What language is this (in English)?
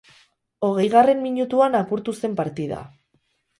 Basque